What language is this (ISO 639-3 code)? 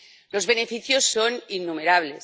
spa